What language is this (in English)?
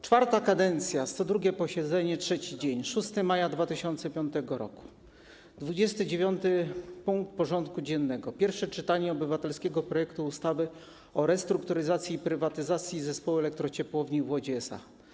Polish